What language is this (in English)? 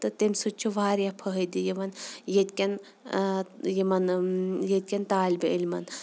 Kashmiri